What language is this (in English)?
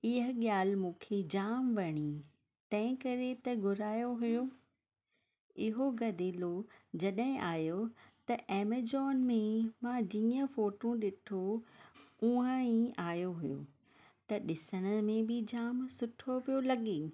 Sindhi